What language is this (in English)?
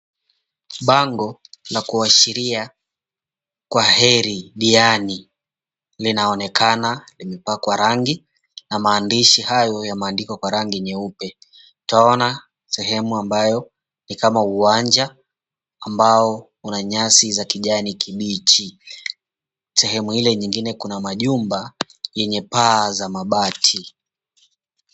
Swahili